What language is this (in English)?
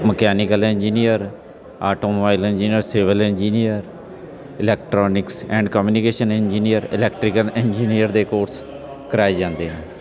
Punjabi